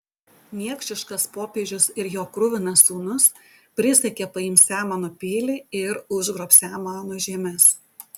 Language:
Lithuanian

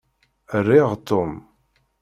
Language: Kabyle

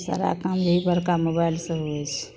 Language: Maithili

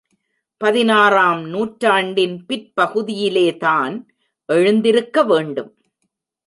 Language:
Tamil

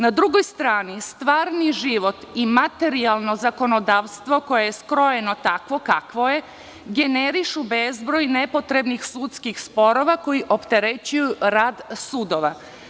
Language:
Serbian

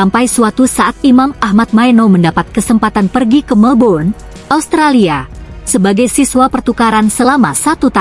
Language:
Indonesian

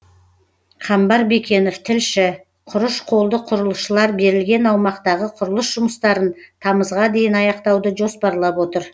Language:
Kazakh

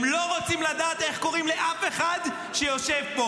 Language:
Hebrew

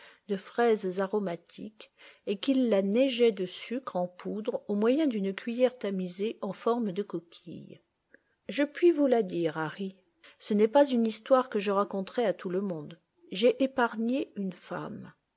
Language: French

